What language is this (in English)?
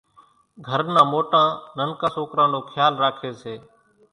Kachi Koli